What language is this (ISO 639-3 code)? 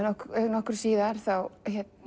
isl